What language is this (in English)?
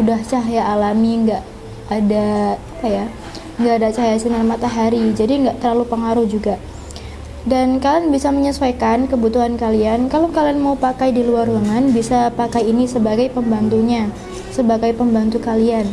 Indonesian